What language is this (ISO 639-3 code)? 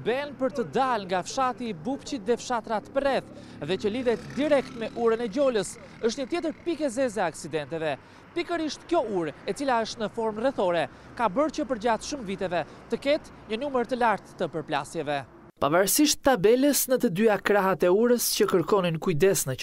nld